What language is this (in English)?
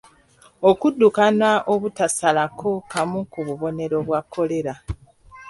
Ganda